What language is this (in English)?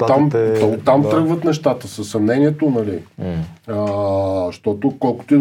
Bulgarian